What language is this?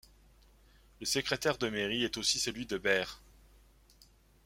French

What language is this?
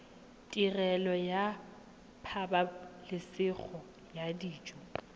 Tswana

